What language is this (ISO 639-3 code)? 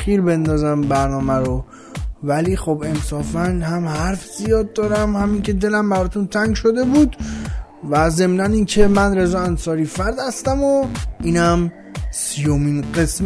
fas